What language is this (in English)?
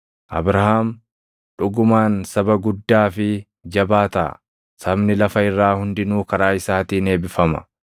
Oromo